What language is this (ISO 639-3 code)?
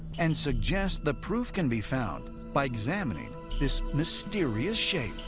eng